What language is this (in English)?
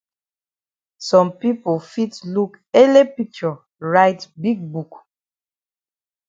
Cameroon Pidgin